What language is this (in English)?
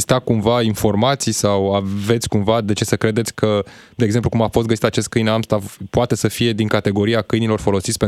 Romanian